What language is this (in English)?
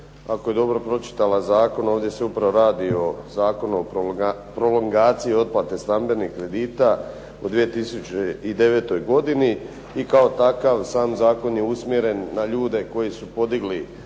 Croatian